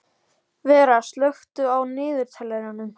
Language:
Icelandic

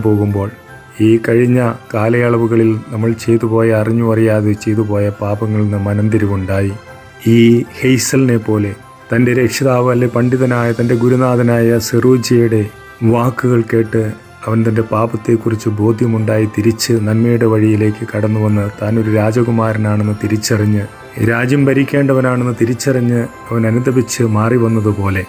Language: Malayalam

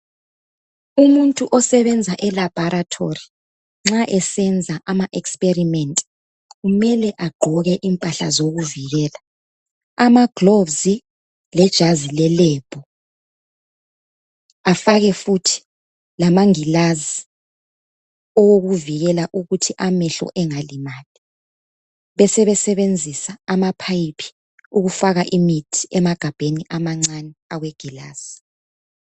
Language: North Ndebele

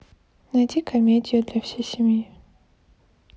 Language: Russian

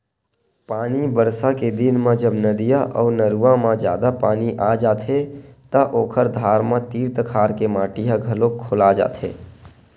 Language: Chhattisgarhi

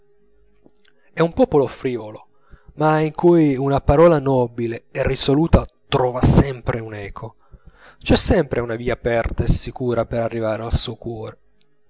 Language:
Italian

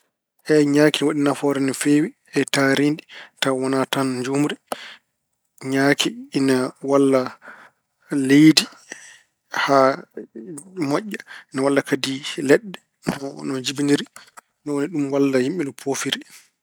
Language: Fula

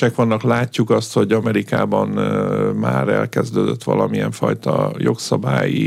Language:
Hungarian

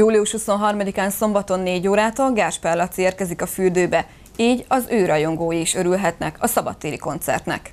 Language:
Hungarian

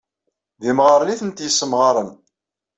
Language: Kabyle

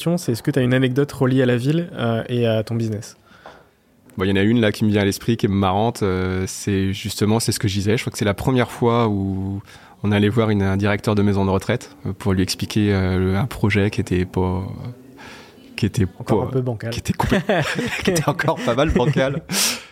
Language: French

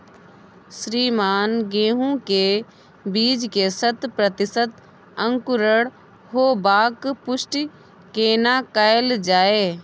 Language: Maithili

